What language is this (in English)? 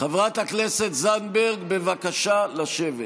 Hebrew